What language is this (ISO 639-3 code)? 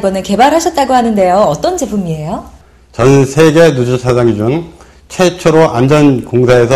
kor